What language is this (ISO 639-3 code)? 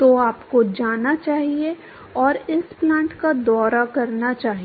hin